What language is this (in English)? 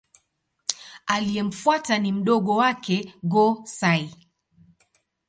Swahili